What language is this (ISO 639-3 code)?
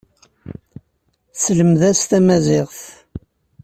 kab